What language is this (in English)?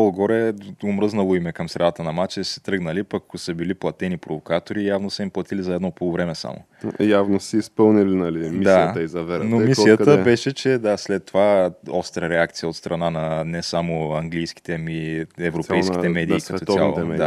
Bulgarian